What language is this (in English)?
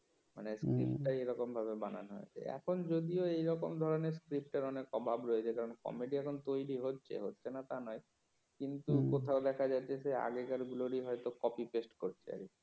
Bangla